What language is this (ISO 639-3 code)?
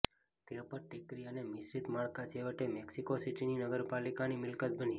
guj